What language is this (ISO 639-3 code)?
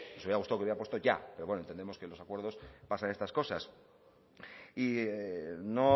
spa